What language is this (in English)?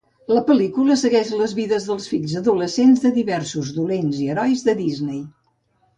Catalan